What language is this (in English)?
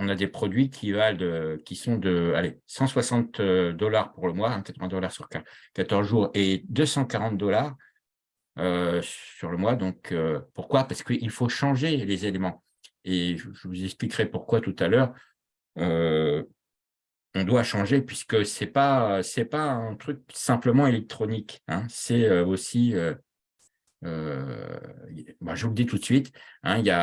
French